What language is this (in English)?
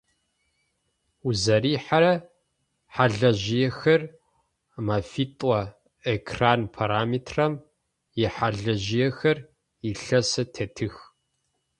Adyghe